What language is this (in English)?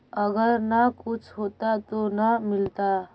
Magahi